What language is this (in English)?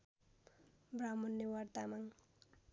Nepali